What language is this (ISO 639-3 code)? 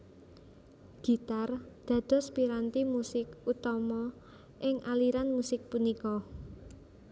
jav